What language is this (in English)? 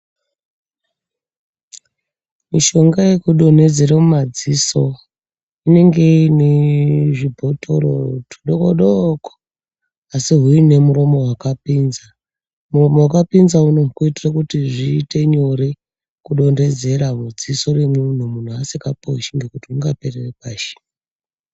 Ndau